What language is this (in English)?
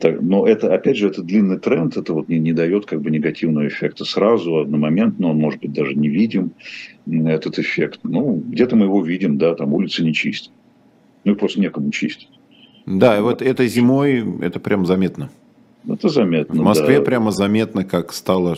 Russian